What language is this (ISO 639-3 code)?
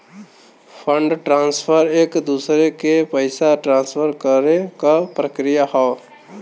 bho